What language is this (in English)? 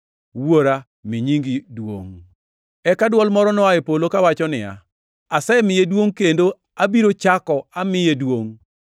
Luo (Kenya and Tanzania)